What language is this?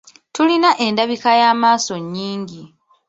Ganda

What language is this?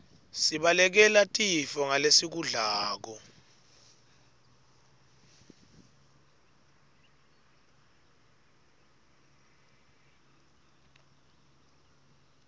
Swati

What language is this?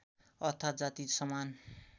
Nepali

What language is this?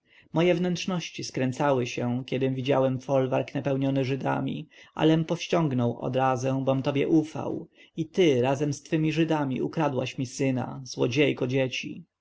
Polish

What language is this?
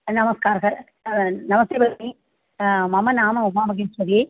Sanskrit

